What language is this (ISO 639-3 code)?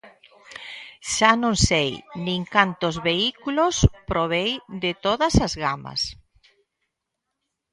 glg